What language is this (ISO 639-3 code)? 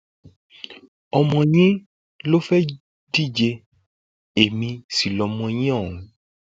yor